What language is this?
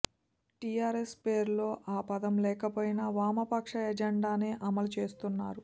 Telugu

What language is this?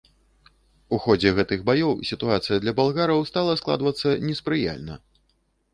Belarusian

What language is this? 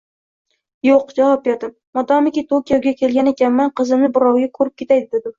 Uzbek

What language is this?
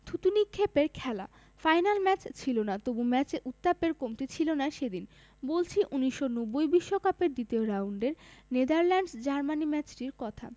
Bangla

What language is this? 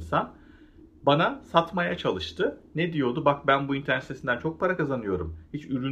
Turkish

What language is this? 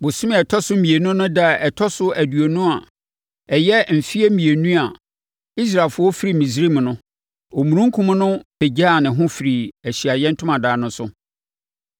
Akan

